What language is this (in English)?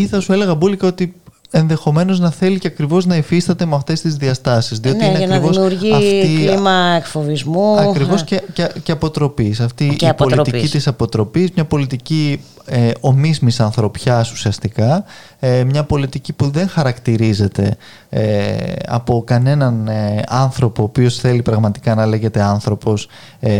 Greek